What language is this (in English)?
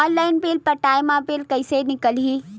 Chhattisgarhi